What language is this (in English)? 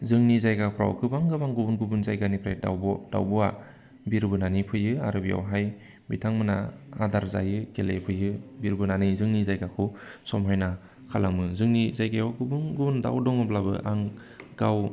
Bodo